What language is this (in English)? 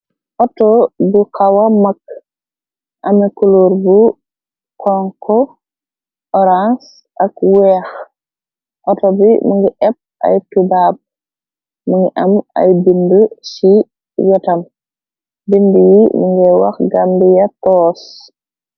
Wolof